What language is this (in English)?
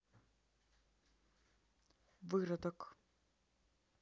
Russian